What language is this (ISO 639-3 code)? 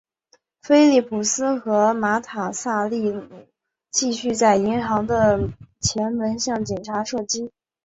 zho